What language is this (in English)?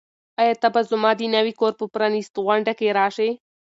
Pashto